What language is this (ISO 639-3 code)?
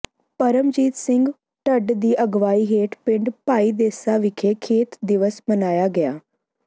pan